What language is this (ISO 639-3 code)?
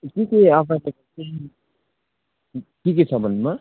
nep